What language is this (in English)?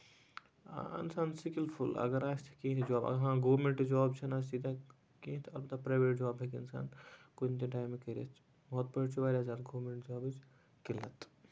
Kashmiri